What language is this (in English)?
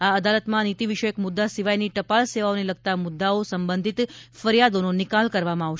Gujarati